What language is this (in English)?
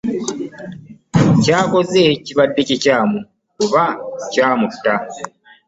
Ganda